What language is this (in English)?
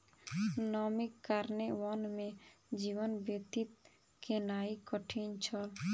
Maithili